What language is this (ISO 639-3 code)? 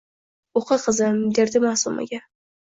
uzb